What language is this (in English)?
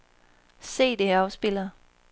Danish